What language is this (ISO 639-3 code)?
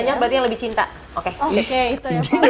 ind